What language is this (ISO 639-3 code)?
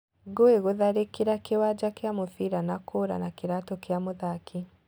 kik